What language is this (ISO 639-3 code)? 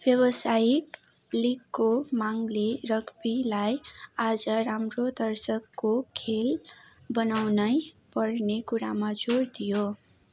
nep